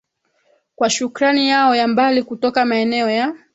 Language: Swahili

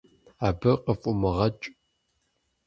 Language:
Kabardian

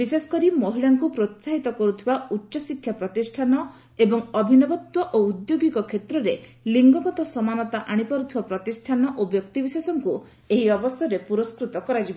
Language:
Odia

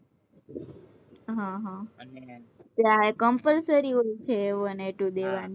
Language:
Gujarati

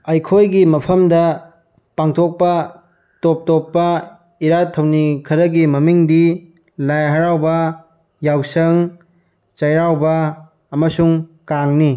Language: Manipuri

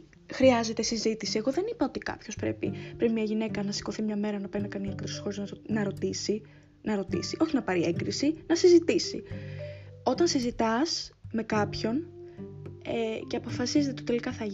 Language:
Greek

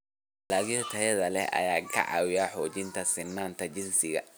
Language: Somali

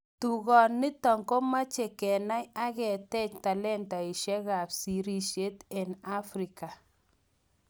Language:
Kalenjin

